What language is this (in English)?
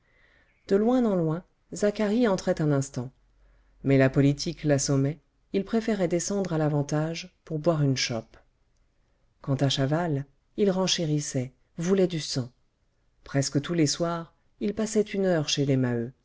French